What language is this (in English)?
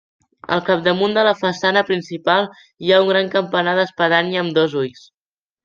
Catalan